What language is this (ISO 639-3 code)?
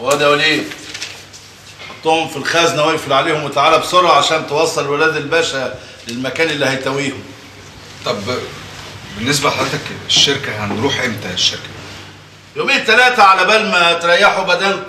ara